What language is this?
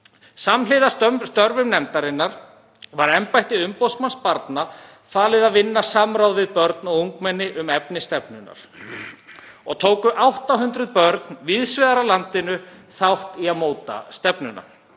Icelandic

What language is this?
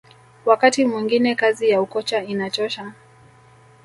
Swahili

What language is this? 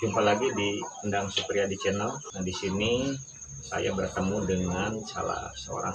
Indonesian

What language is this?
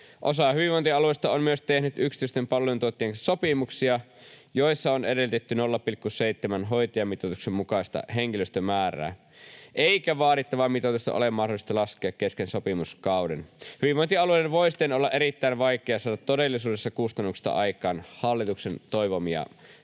Finnish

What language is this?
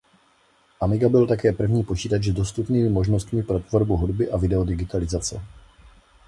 Czech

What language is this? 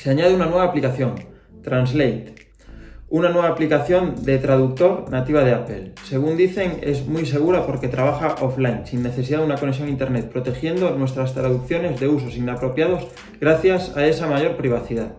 Spanish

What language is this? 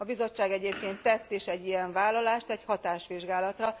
Hungarian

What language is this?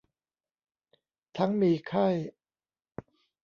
Thai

